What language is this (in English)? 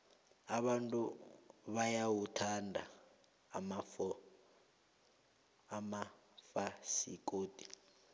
South Ndebele